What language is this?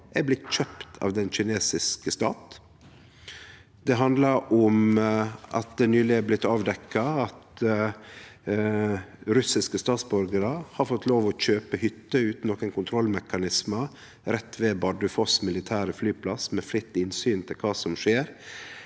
Norwegian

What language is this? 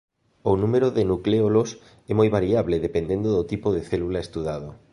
Galician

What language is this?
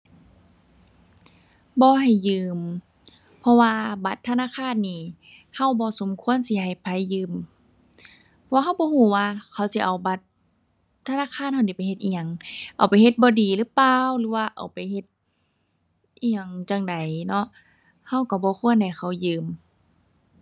Thai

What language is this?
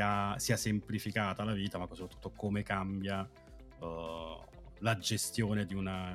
Italian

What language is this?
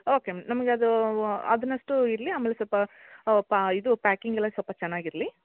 Kannada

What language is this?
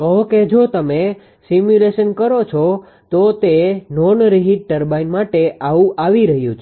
Gujarati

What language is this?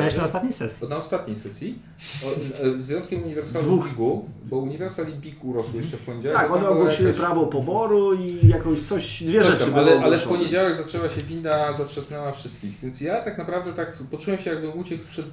Polish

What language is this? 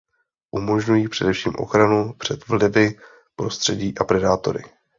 Czech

